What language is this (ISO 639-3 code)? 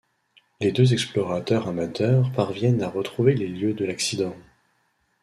fra